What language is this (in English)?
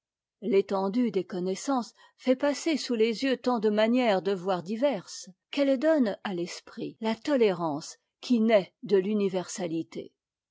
French